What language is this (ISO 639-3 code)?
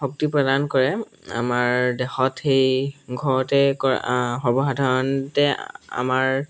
asm